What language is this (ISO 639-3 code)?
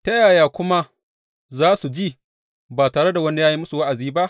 hau